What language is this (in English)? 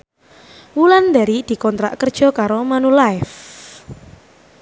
Javanese